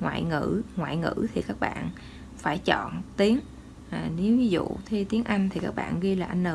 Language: Vietnamese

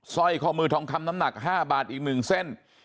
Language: Thai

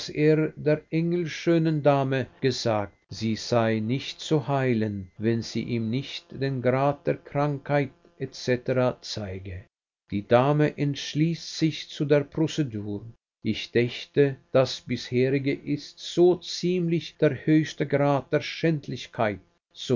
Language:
German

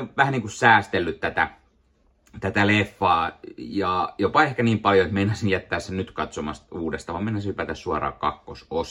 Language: Finnish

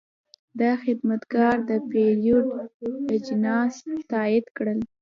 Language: Pashto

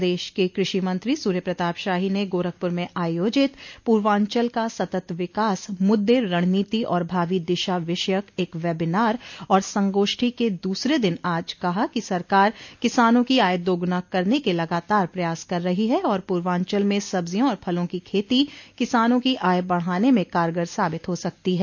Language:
Hindi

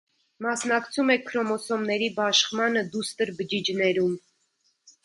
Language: Armenian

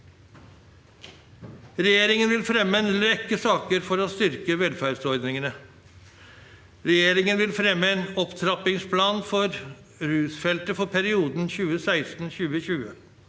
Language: Norwegian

